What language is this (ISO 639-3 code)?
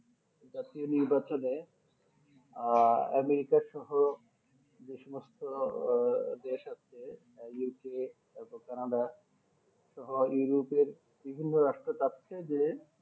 ben